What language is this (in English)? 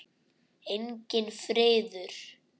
Icelandic